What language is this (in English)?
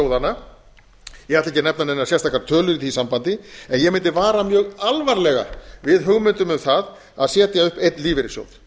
Icelandic